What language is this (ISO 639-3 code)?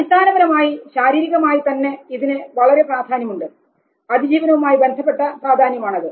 mal